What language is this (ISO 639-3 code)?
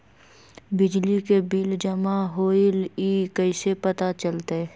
mag